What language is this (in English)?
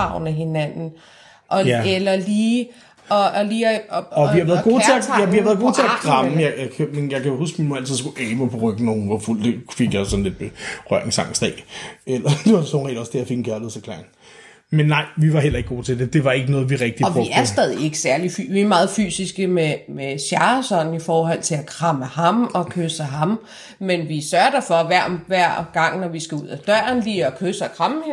Danish